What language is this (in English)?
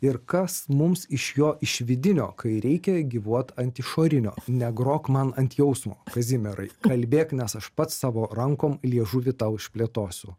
Lithuanian